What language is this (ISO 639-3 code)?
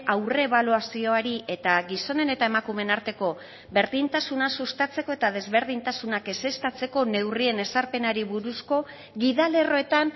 eus